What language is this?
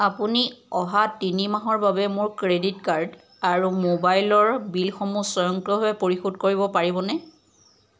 Assamese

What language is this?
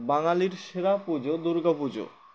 Bangla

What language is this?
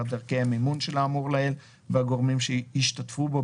Hebrew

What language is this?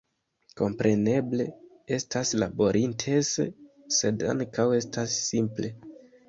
Esperanto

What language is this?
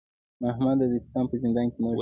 Pashto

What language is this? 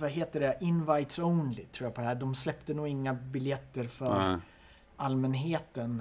Swedish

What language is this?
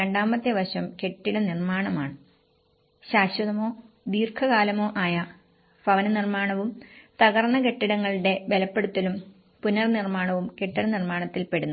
Malayalam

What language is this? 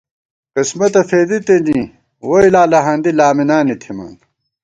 Gawar-Bati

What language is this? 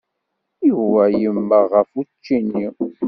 Kabyle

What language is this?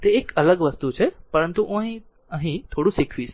Gujarati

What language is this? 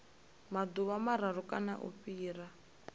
Venda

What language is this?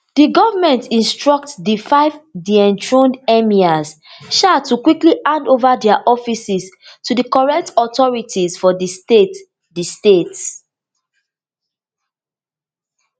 Nigerian Pidgin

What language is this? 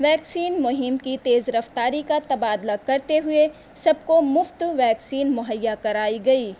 Urdu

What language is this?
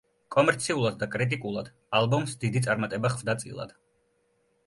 Georgian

